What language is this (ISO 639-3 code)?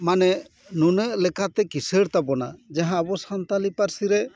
sat